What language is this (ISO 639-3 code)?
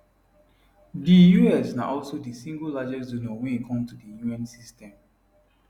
pcm